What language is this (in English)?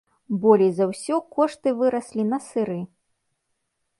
Belarusian